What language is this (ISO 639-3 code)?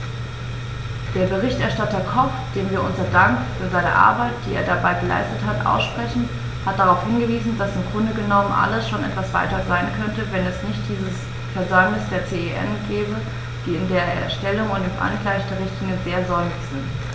deu